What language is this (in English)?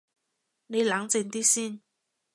Cantonese